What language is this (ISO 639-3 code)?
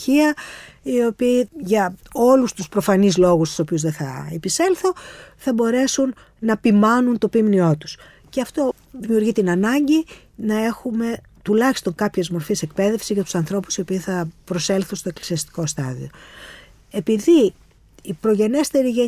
ell